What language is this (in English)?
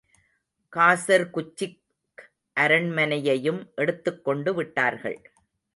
Tamil